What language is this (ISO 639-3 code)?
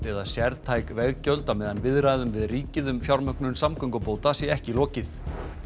isl